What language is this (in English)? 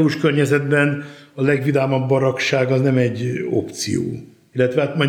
Hungarian